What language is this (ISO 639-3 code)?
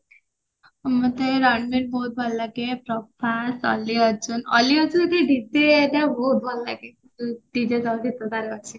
ori